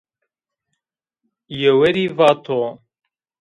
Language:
Zaza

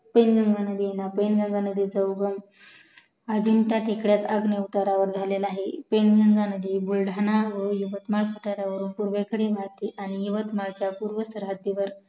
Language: Marathi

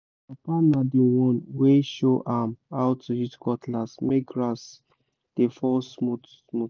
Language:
Nigerian Pidgin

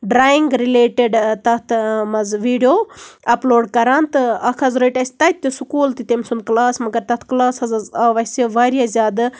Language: Kashmiri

